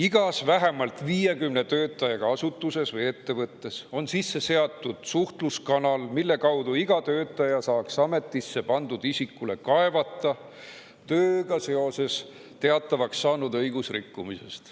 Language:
Estonian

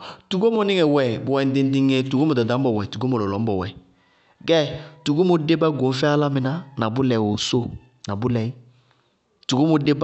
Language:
Bago-Kusuntu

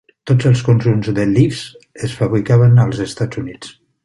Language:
Catalan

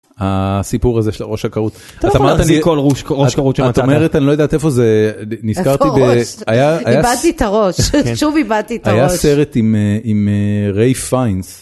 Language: Hebrew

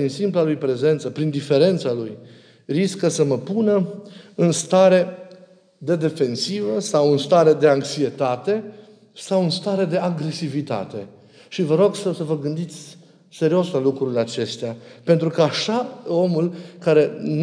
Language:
Romanian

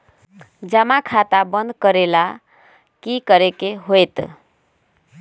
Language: Magahi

